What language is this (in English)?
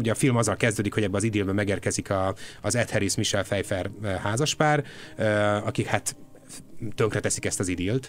Hungarian